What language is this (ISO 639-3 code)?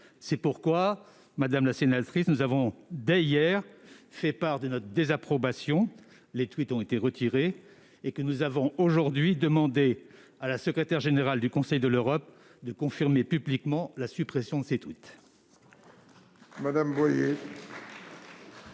fra